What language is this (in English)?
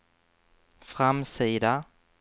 Swedish